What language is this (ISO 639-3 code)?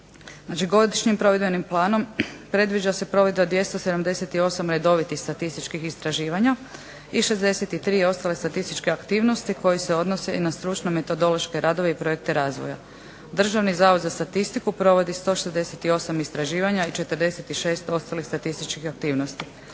hrv